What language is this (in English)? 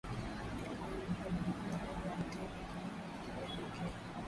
Swahili